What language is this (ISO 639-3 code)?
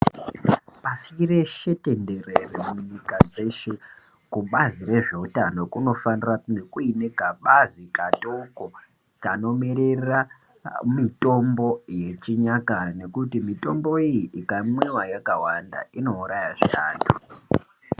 ndc